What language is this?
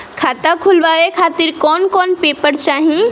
Bhojpuri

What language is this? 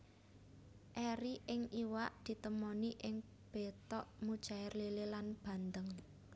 Javanese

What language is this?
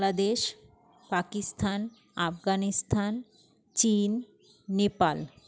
Bangla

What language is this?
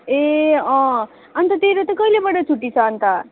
Nepali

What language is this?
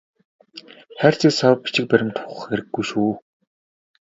Mongolian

